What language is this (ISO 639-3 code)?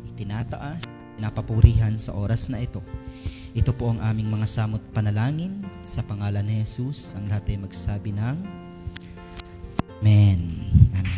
fil